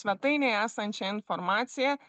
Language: Lithuanian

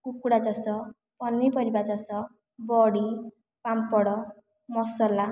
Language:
Odia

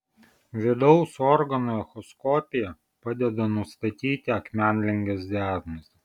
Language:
Lithuanian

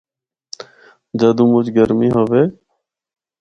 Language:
Northern Hindko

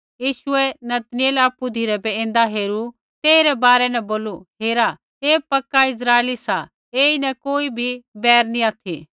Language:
Kullu Pahari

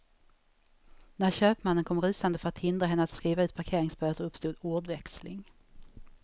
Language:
Swedish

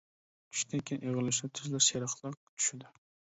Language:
Uyghur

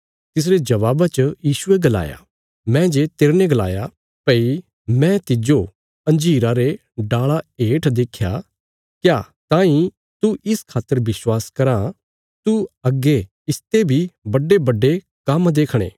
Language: Bilaspuri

